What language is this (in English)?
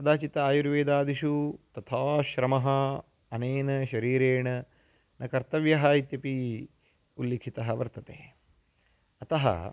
Sanskrit